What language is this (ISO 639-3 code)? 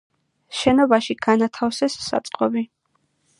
kat